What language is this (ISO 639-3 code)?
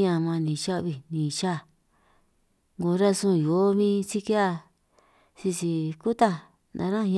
trq